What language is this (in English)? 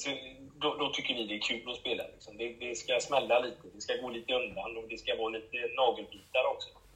Swedish